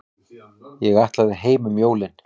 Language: Icelandic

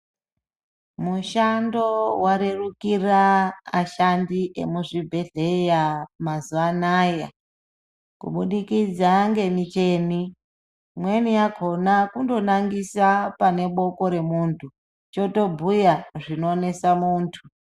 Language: Ndau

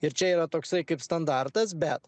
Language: Lithuanian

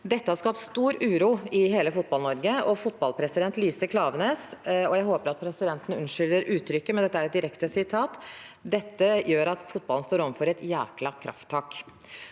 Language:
Norwegian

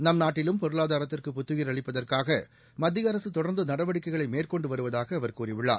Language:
Tamil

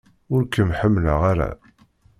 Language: Kabyle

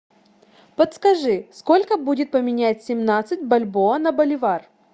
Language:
Russian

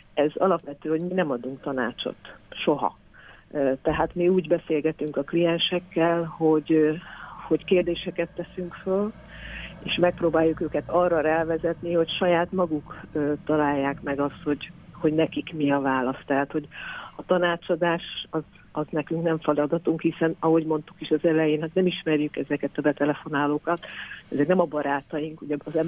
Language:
Hungarian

